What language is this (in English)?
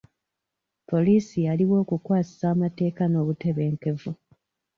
Ganda